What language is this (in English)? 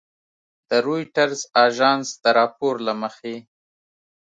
Pashto